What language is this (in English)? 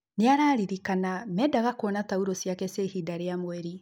Kikuyu